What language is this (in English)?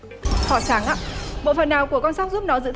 Vietnamese